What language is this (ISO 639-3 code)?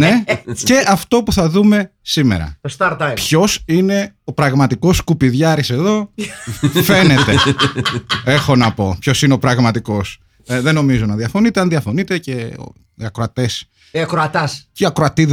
ell